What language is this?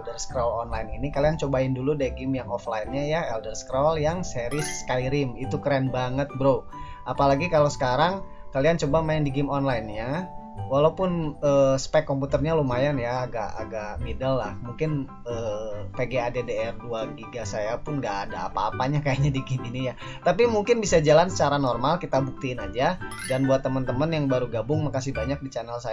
Indonesian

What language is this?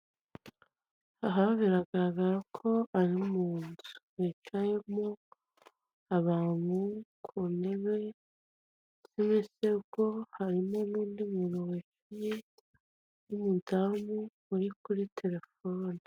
Kinyarwanda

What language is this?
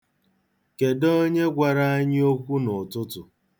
Igbo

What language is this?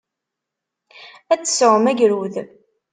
Kabyle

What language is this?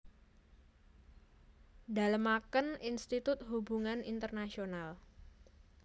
Javanese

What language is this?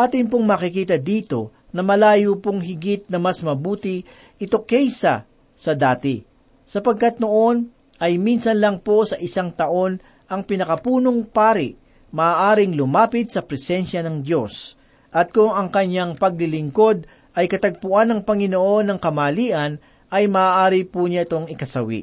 Filipino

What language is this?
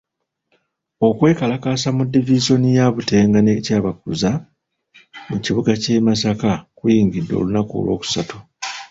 Ganda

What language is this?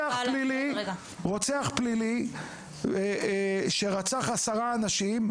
Hebrew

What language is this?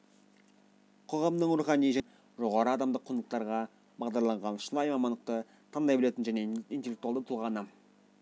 Kazakh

